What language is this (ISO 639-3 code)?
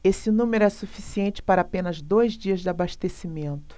por